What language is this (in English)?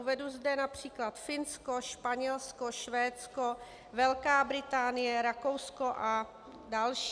Czech